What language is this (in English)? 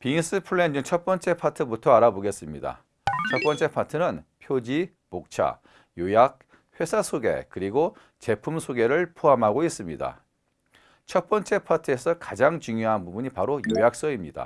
Korean